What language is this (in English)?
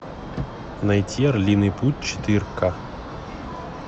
Russian